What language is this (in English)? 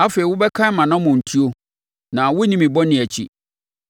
Akan